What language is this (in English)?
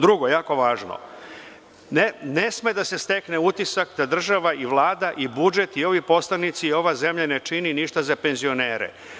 Serbian